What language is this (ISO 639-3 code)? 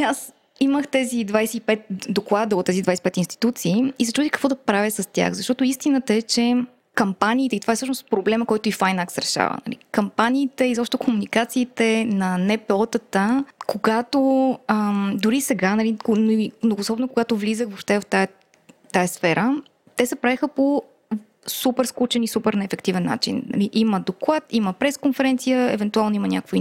bul